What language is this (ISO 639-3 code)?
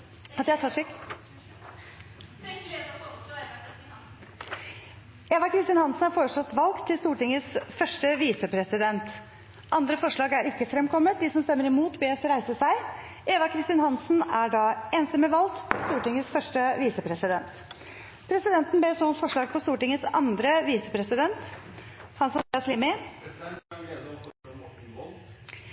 nor